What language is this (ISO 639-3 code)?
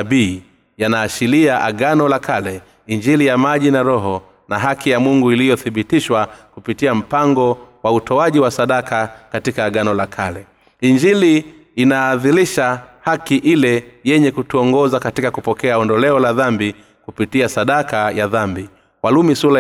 swa